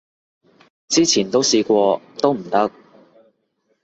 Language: Cantonese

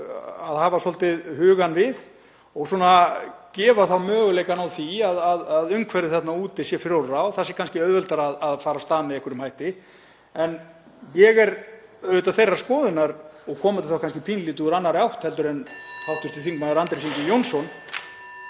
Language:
Icelandic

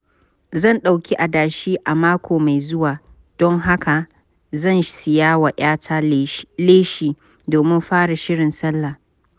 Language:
Hausa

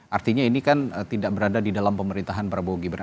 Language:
Indonesian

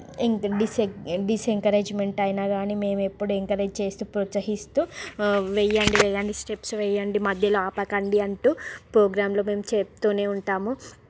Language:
Telugu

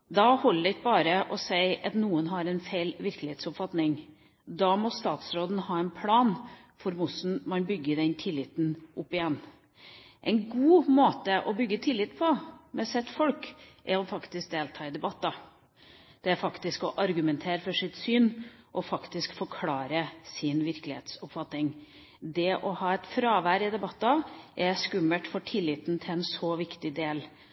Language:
Norwegian Bokmål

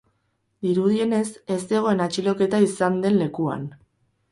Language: Basque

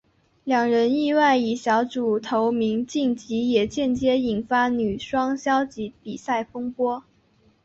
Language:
Chinese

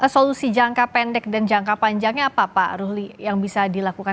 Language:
Indonesian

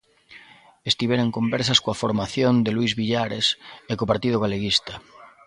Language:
Galician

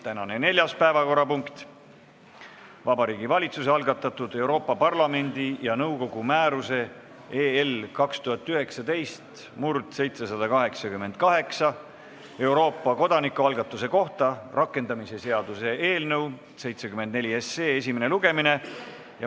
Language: Estonian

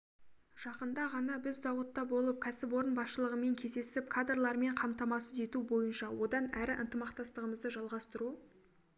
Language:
Kazakh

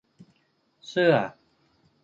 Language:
Thai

